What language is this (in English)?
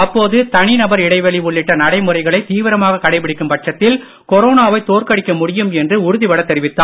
Tamil